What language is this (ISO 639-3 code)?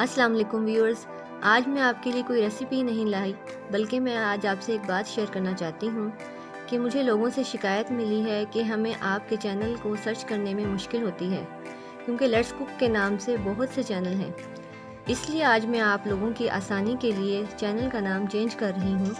hin